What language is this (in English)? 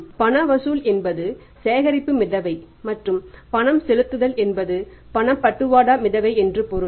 Tamil